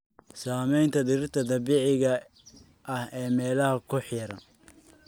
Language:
Somali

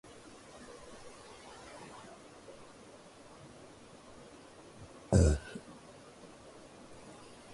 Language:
Urdu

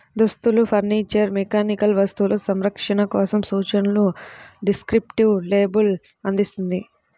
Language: Telugu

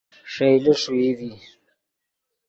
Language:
Yidgha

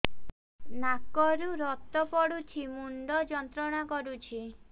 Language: Odia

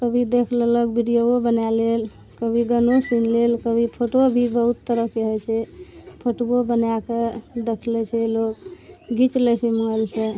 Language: Maithili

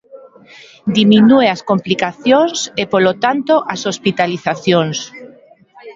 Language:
Galician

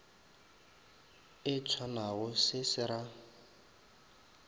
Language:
Northern Sotho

